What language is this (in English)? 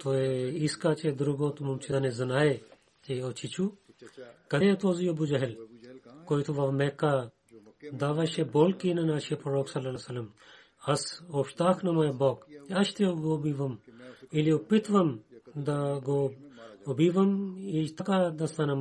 Bulgarian